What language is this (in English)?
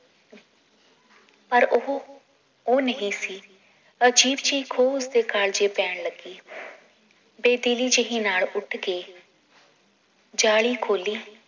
Punjabi